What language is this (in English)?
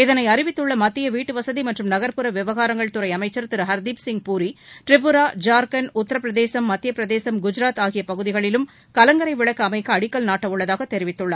Tamil